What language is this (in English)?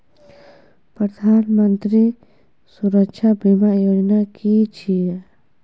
Maithili